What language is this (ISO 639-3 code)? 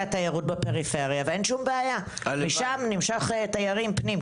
heb